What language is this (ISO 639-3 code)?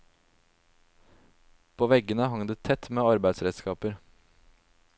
nor